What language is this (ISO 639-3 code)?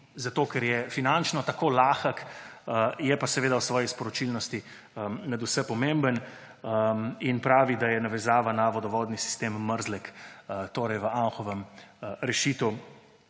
slv